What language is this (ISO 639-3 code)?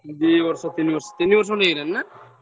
ori